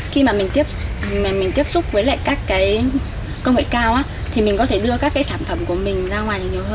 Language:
Vietnamese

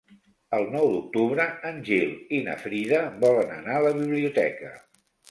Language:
Catalan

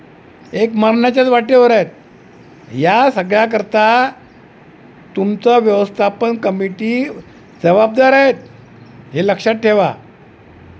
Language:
Marathi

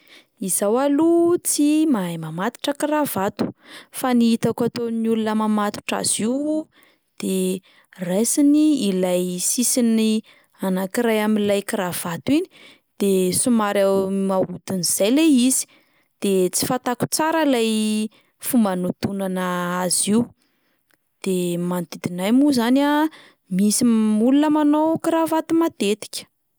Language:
Malagasy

